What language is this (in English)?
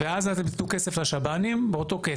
Hebrew